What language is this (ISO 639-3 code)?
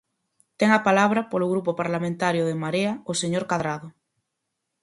glg